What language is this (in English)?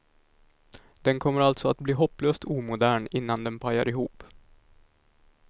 Swedish